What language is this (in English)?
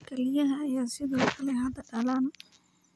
Somali